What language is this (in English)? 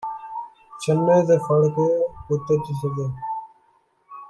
Punjabi